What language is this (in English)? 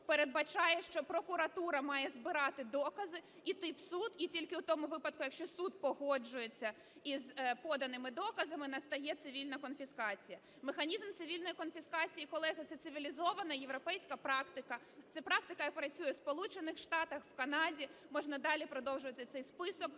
Ukrainian